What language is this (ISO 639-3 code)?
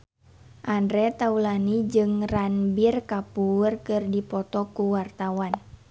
sun